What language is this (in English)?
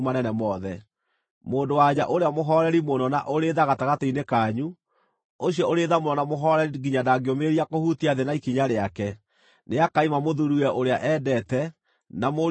Kikuyu